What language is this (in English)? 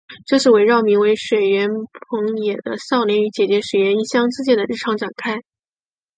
Chinese